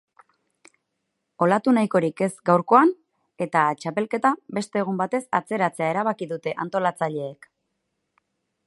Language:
Basque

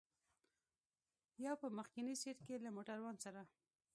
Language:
Pashto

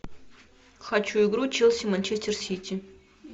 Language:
Russian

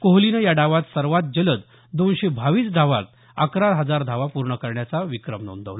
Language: Marathi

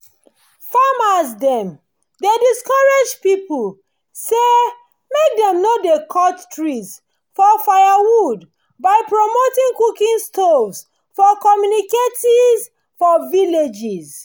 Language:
Nigerian Pidgin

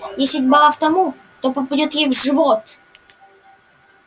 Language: Russian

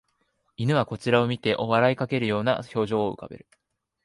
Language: Japanese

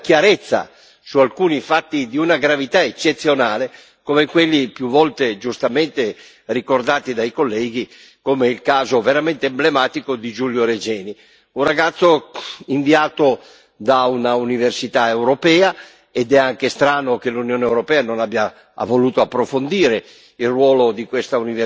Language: Italian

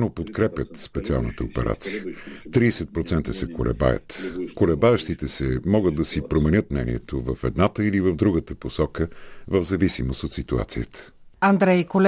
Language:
Bulgarian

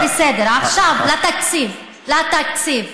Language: Hebrew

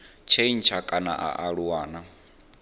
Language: Venda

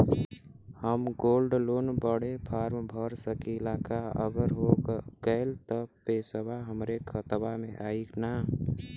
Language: Bhojpuri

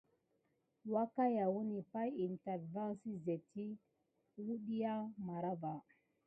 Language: Gidar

